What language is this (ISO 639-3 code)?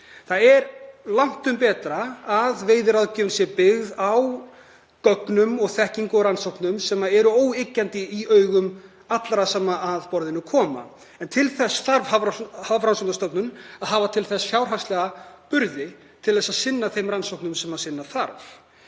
isl